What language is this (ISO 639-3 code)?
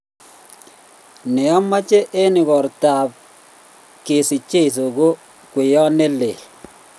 kln